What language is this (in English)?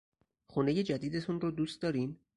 Persian